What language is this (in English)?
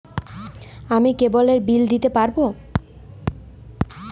Bangla